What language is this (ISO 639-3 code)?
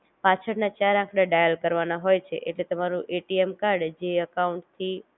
guj